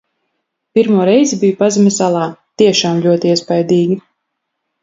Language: Latvian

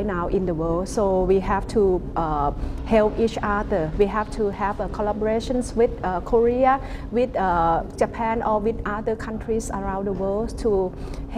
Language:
Korean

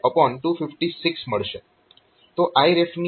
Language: Gujarati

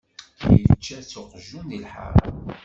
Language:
Kabyle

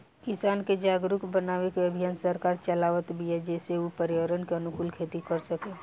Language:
Bhojpuri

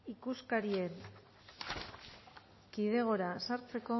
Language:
Basque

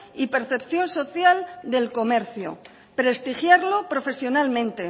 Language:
Spanish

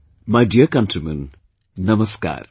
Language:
English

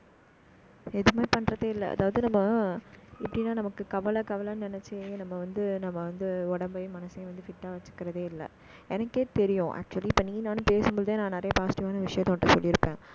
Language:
Tamil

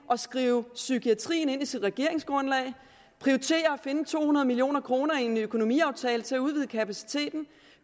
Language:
Danish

